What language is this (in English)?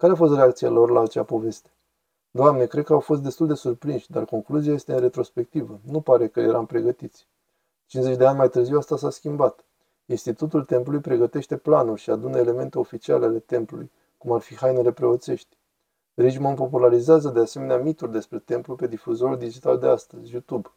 Romanian